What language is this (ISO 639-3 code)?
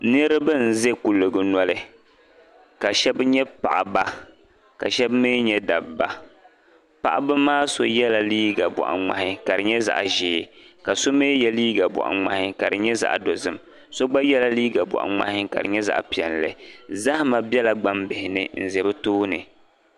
dag